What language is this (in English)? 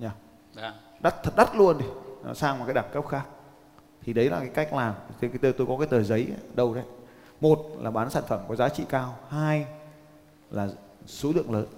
Vietnamese